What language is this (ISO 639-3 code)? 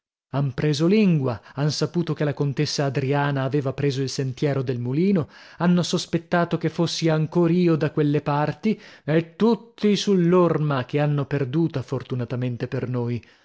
ita